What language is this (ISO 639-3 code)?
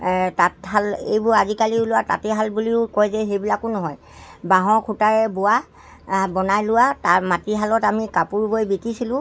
asm